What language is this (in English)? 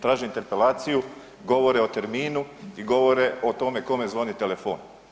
Croatian